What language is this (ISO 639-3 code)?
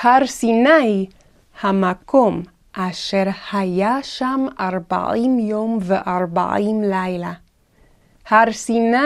heb